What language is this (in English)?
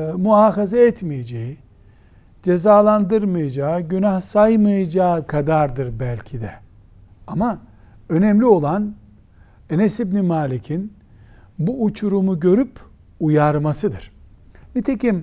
Turkish